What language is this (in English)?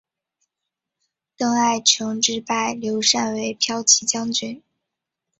Chinese